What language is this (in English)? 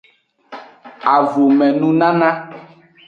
Aja (Benin)